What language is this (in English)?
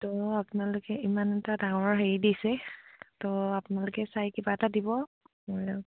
Assamese